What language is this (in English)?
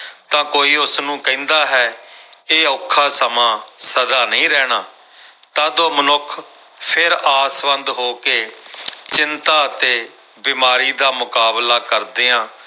Punjabi